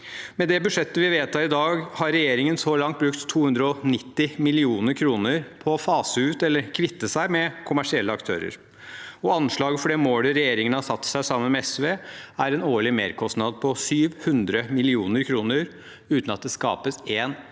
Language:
Norwegian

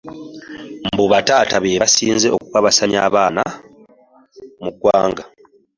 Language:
Ganda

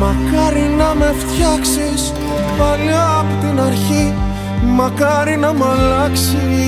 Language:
Greek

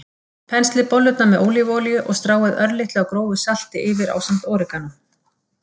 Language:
Icelandic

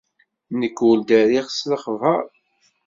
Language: Kabyle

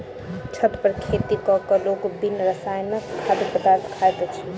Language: Maithili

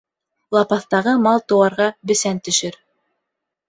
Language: Bashkir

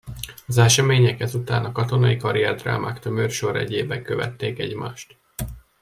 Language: Hungarian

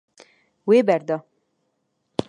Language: Kurdish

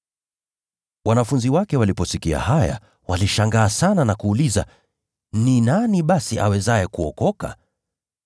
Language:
Swahili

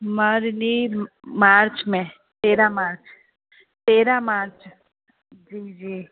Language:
Sindhi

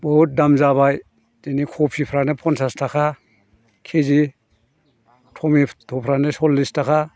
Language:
Bodo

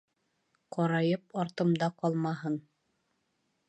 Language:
Bashkir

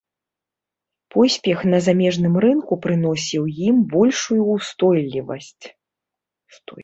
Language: Belarusian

